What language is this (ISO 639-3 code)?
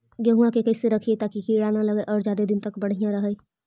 mag